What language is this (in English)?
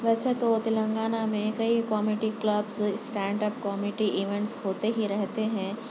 Urdu